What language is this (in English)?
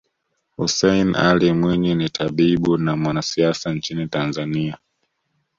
Swahili